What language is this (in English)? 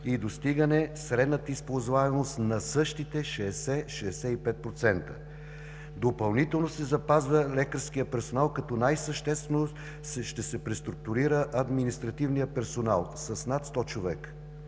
Bulgarian